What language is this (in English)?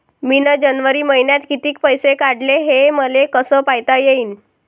Marathi